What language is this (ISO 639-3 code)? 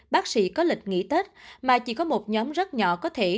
vie